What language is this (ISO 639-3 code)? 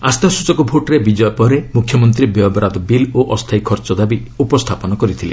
ori